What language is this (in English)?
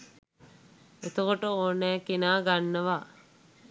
Sinhala